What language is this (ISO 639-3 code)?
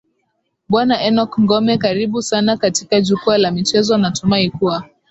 swa